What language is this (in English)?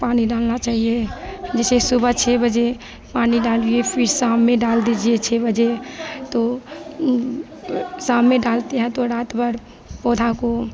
Hindi